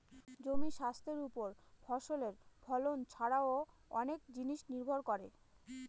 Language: Bangla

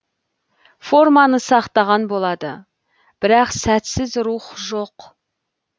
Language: Kazakh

